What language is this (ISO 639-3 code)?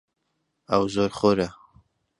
ckb